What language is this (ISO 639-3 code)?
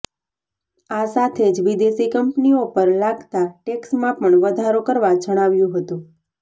guj